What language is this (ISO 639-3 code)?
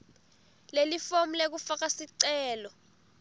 ssw